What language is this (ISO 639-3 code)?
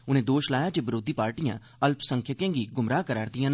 doi